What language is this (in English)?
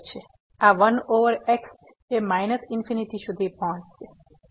Gujarati